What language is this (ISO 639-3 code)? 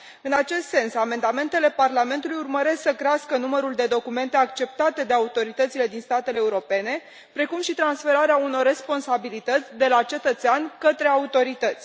ron